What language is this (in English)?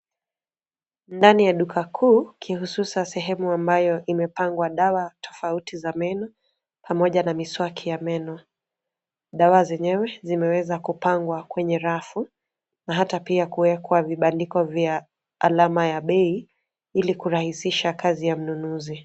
Swahili